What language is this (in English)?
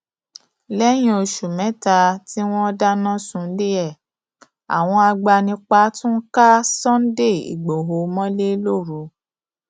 Yoruba